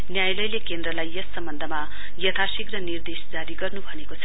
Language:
Nepali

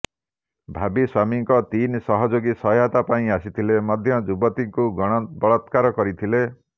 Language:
Odia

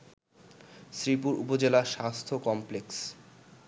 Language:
Bangla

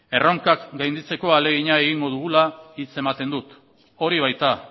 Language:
Basque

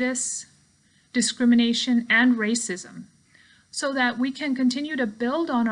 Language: English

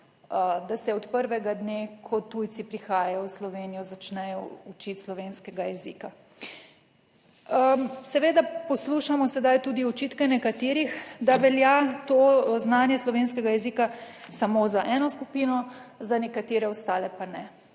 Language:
Slovenian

